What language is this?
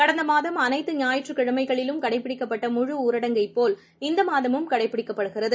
Tamil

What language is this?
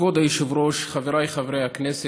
Hebrew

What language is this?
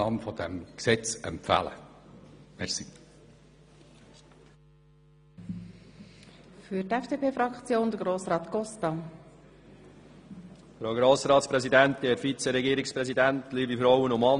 Swiss German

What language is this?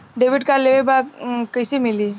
Bhojpuri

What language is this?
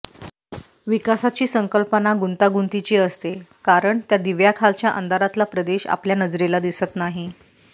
Marathi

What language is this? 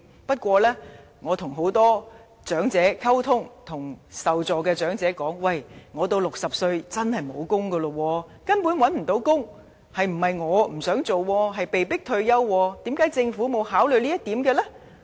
Cantonese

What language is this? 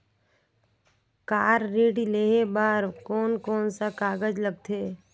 Chhattisgarhi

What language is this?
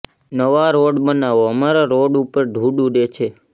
Gujarati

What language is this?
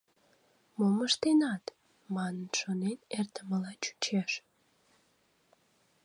Mari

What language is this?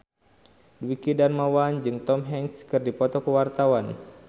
Sundanese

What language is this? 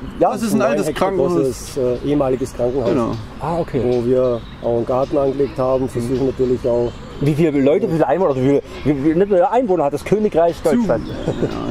German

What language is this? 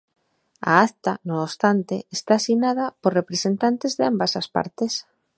Galician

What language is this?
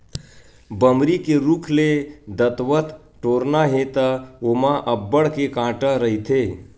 Chhattisgarhi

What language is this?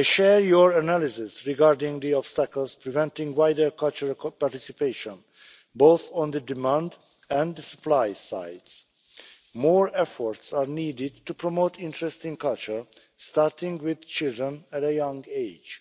English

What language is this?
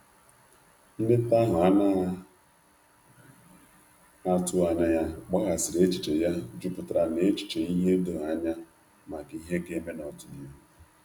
Igbo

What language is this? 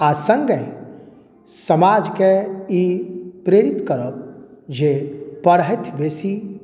Maithili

